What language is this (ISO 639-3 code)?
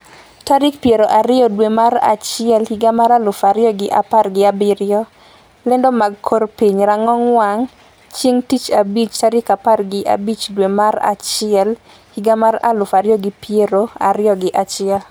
luo